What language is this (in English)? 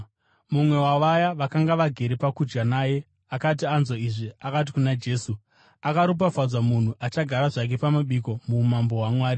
Shona